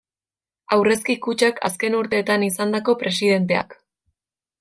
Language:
Basque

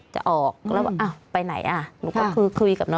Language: Thai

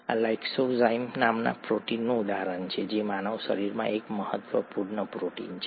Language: Gujarati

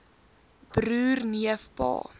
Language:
Afrikaans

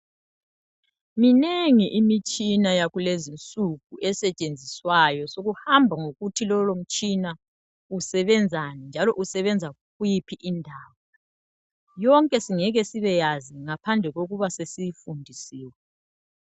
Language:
North Ndebele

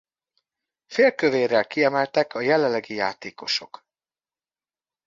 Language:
Hungarian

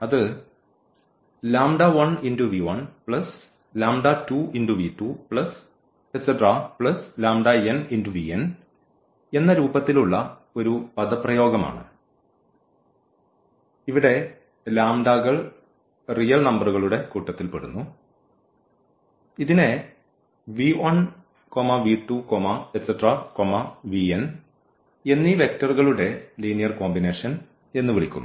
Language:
Malayalam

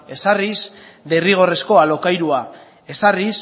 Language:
Basque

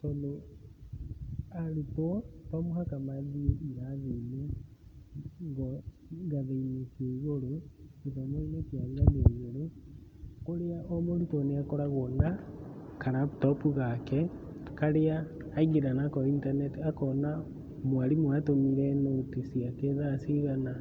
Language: Kikuyu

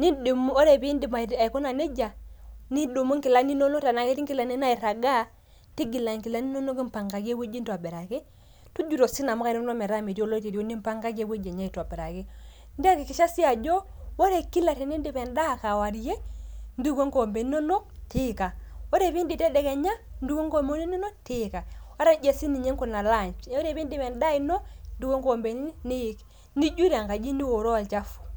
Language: Masai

